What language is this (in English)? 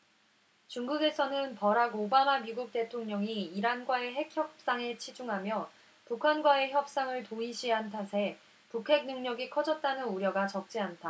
Korean